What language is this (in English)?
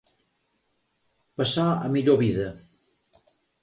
Catalan